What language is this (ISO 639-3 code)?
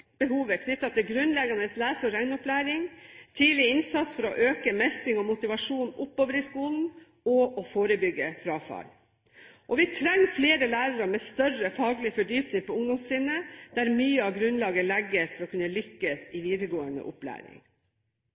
nob